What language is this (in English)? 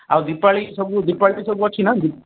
Odia